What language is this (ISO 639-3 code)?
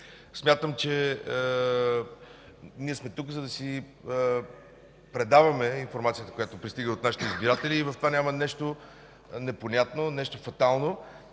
bul